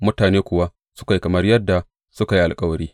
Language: Hausa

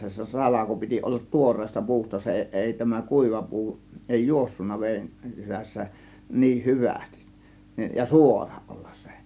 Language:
Finnish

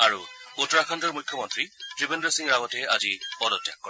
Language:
Assamese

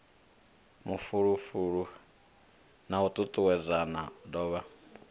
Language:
Venda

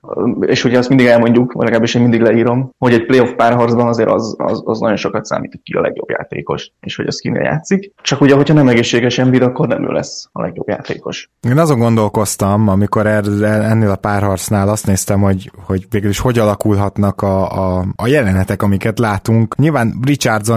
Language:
Hungarian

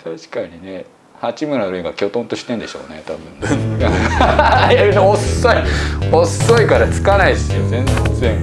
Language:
Japanese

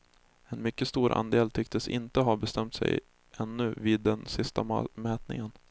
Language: Swedish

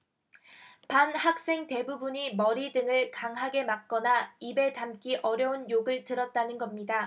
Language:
Korean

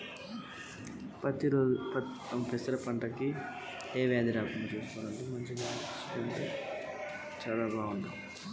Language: Telugu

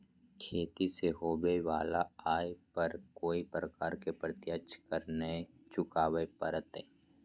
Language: Magahi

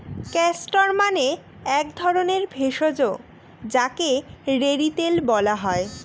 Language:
Bangla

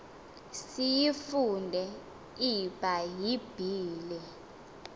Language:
Xhosa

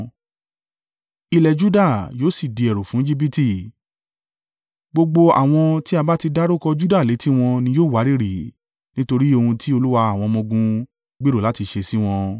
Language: Yoruba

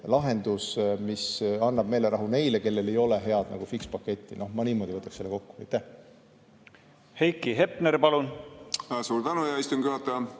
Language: Estonian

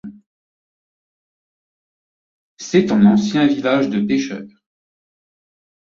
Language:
French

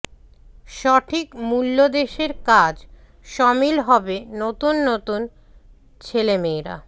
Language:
Bangla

